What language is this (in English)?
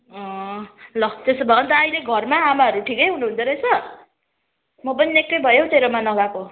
Nepali